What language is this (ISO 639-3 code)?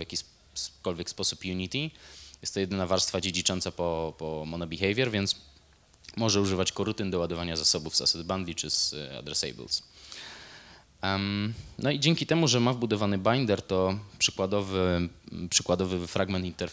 pol